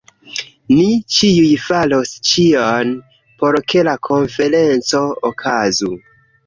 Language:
Esperanto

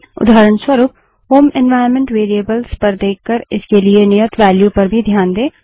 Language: Hindi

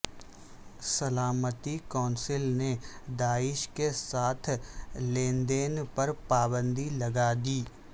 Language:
Urdu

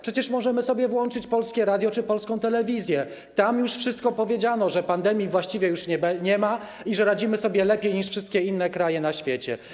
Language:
Polish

